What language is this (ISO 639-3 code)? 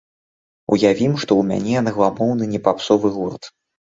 bel